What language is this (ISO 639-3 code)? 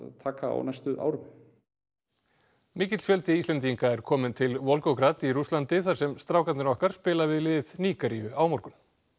isl